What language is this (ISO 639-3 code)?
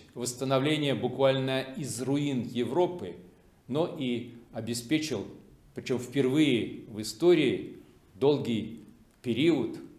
rus